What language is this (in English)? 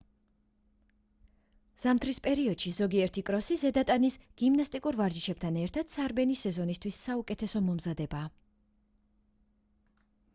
Georgian